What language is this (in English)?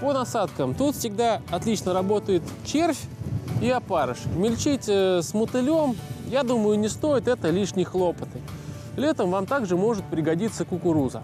Russian